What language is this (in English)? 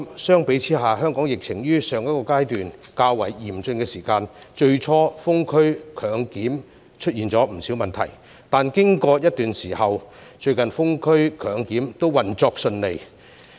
Cantonese